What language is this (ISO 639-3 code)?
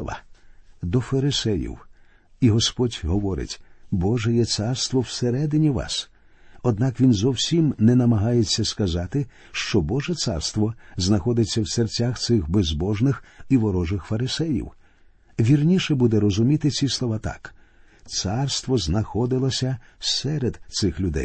ukr